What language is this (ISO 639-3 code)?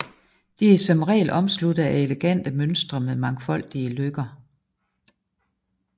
dan